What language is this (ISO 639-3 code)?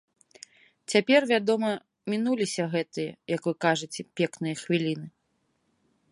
bel